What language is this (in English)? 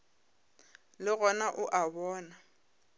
Northern Sotho